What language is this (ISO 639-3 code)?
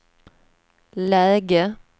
swe